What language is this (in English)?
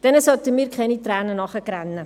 Swiss German